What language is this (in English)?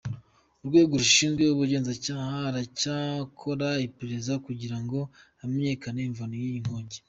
Kinyarwanda